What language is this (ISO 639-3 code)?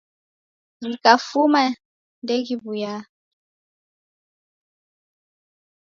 dav